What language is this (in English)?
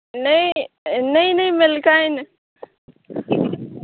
Maithili